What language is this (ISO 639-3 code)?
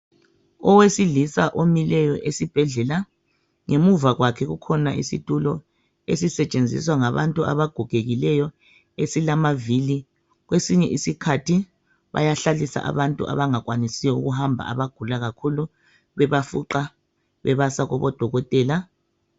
nde